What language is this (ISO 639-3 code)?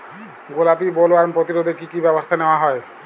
ben